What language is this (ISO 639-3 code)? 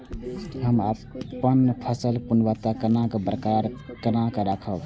mai